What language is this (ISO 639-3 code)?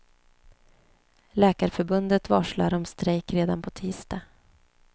swe